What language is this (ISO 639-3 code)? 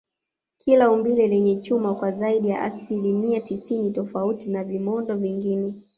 swa